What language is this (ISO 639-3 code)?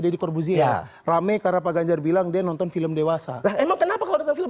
ind